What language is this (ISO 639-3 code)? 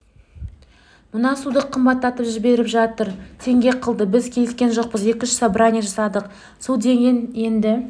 kaz